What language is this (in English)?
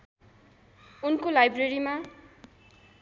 Nepali